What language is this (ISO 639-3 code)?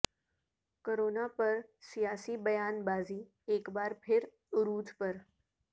urd